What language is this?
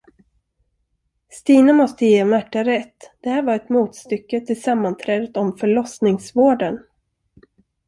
Swedish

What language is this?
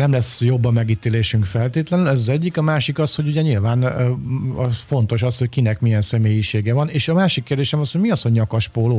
Hungarian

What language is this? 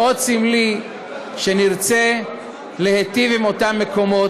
Hebrew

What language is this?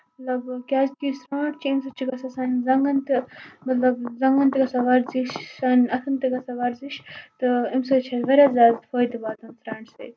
Kashmiri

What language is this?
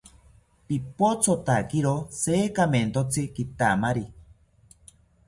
South Ucayali Ashéninka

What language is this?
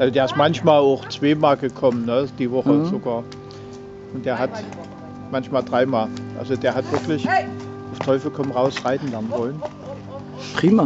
German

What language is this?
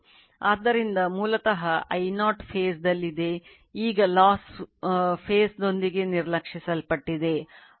Kannada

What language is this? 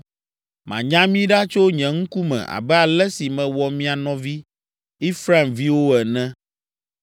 Ewe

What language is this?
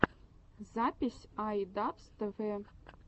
Russian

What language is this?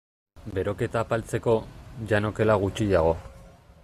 Basque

